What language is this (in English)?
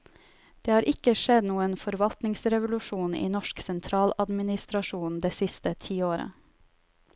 Norwegian